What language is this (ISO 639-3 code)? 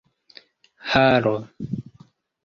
epo